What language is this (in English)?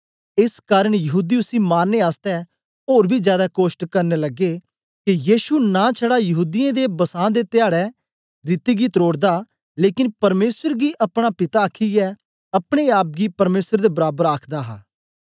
Dogri